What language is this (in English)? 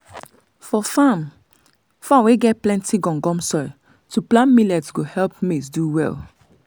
Nigerian Pidgin